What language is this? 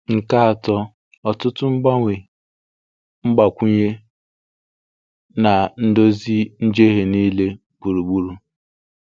Igbo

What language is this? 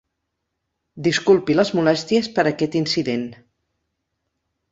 Catalan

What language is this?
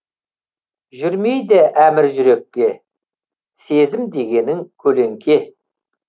Kazakh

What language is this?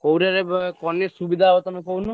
Odia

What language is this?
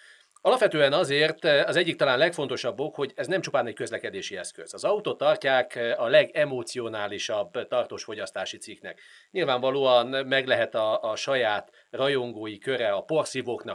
Hungarian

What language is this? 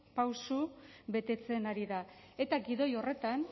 Basque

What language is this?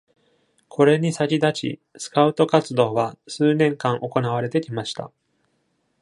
Japanese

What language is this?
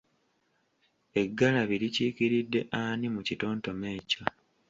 Ganda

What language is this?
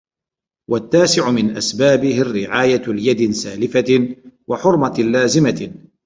Arabic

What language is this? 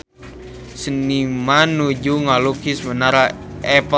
Sundanese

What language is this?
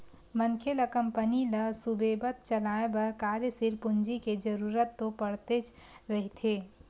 Chhattisgarhi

